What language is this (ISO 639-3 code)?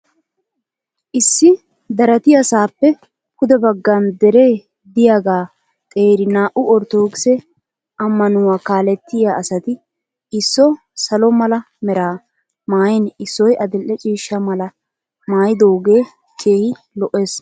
wal